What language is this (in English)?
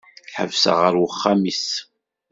Kabyle